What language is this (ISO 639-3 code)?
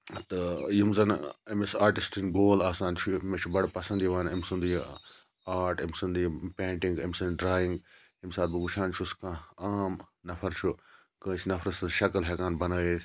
kas